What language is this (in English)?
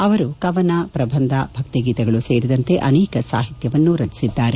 Kannada